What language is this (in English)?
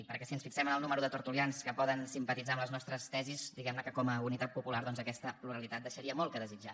Catalan